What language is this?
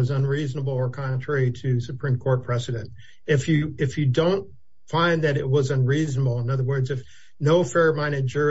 English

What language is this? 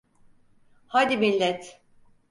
Turkish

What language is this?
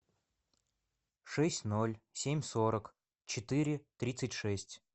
Russian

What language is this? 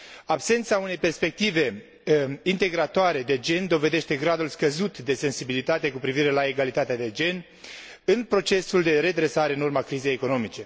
Romanian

